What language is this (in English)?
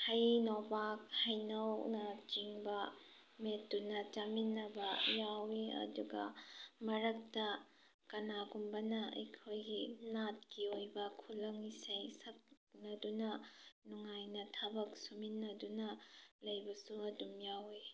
Manipuri